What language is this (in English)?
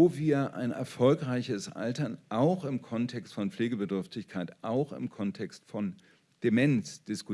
German